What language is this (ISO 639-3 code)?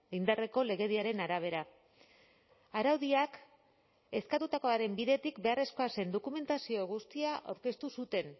eus